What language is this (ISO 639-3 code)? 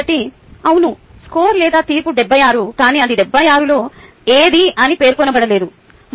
tel